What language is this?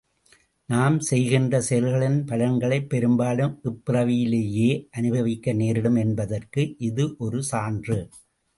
Tamil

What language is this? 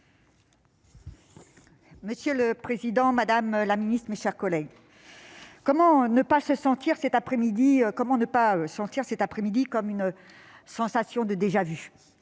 French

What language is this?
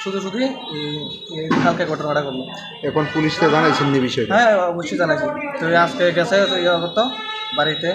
Arabic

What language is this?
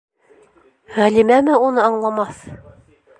Bashkir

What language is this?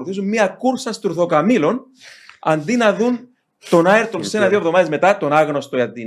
Greek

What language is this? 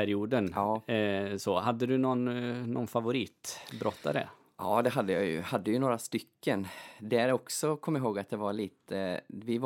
Swedish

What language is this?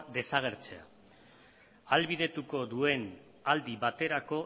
Basque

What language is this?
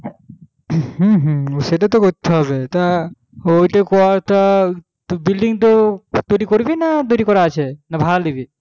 Bangla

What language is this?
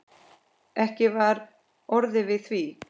Icelandic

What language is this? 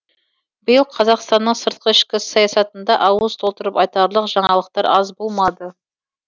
Kazakh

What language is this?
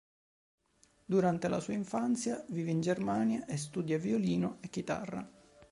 Italian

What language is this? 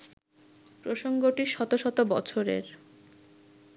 Bangla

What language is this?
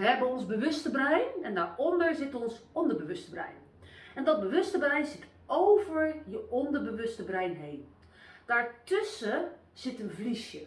Dutch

